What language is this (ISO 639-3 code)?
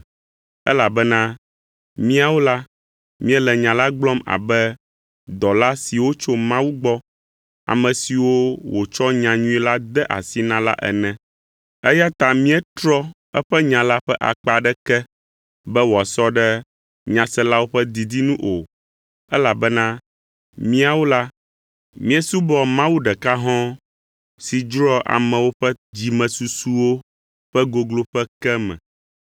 ewe